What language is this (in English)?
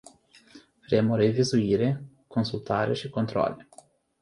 Romanian